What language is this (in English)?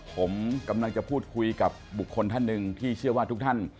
Thai